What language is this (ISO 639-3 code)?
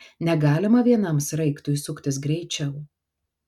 lit